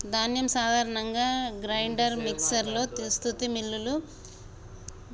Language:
Telugu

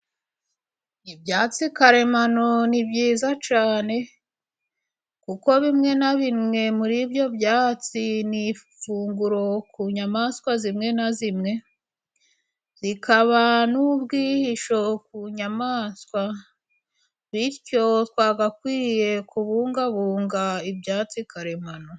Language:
Kinyarwanda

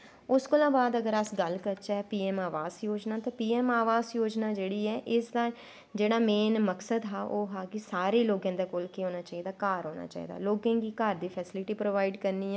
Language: Dogri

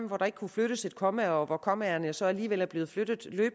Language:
Danish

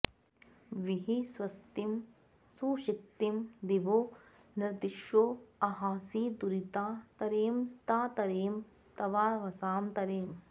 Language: Sanskrit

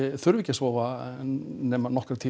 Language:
Icelandic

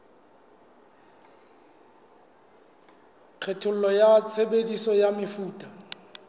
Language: Southern Sotho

